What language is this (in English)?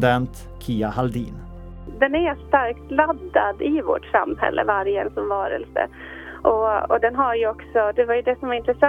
Swedish